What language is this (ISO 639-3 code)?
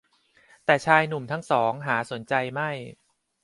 tha